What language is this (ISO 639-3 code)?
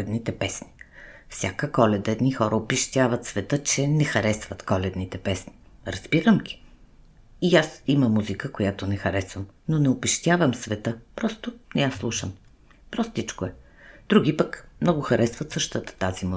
bul